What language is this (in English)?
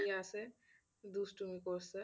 Bangla